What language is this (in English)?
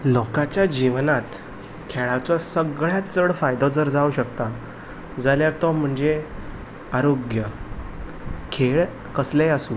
Konkani